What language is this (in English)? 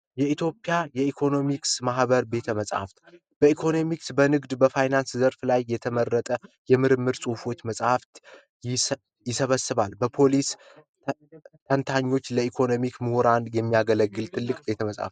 Amharic